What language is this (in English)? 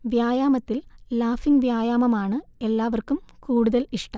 Malayalam